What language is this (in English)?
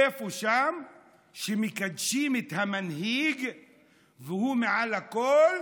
Hebrew